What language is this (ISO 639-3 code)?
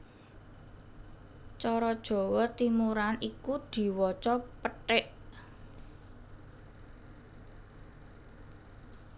jav